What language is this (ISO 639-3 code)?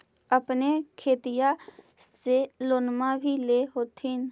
mag